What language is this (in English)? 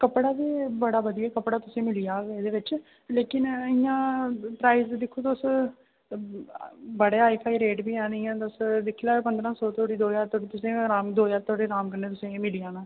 Dogri